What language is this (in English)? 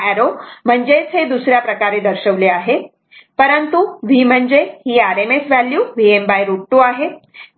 Marathi